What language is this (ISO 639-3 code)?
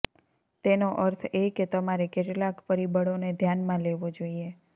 guj